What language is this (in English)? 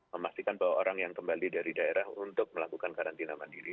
Indonesian